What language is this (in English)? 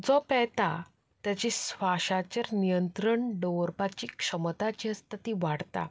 Konkani